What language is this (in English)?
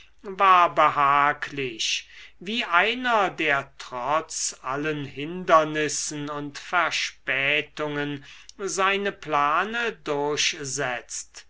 German